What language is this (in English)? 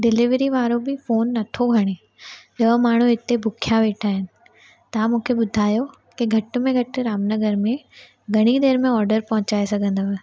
Sindhi